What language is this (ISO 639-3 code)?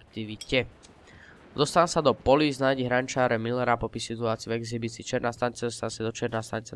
ces